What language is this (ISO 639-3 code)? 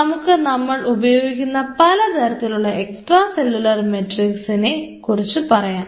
mal